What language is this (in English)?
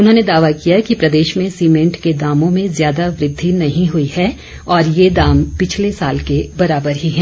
Hindi